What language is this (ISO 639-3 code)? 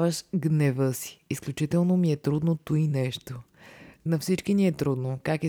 bul